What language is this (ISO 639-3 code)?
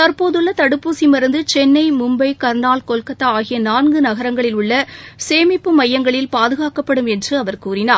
tam